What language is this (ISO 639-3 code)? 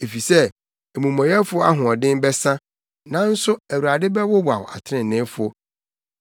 aka